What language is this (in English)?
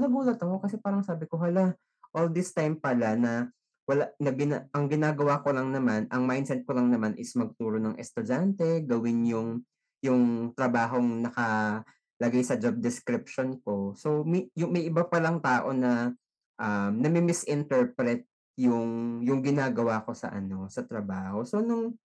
Filipino